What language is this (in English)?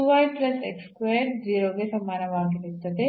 Kannada